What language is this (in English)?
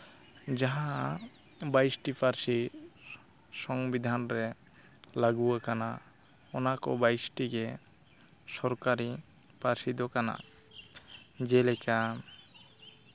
Santali